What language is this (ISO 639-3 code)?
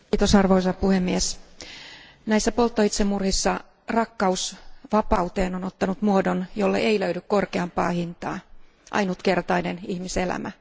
fin